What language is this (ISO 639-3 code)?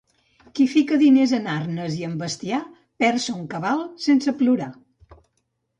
cat